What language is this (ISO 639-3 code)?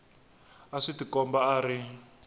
tso